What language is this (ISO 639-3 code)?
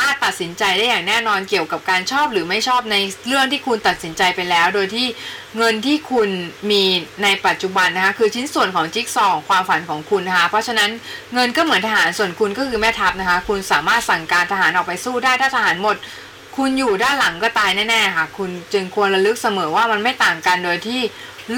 tha